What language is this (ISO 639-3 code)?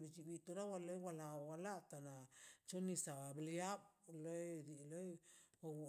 zpy